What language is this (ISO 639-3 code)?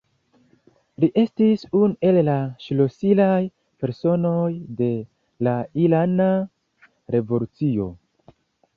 epo